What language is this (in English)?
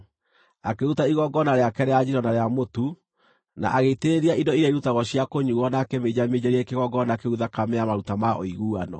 Kikuyu